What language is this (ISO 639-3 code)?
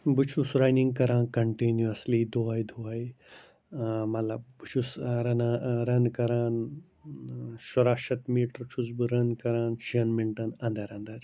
kas